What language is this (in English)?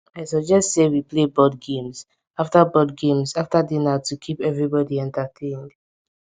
Nigerian Pidgin